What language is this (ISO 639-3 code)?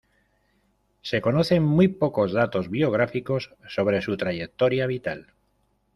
spa